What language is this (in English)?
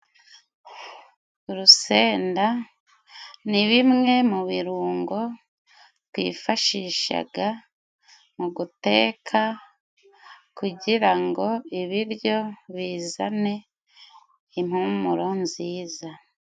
Kinyarwanda